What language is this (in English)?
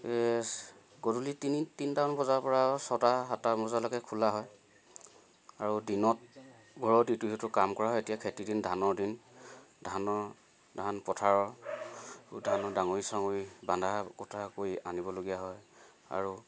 Assamese